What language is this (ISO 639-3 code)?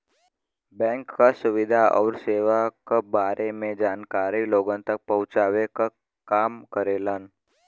bho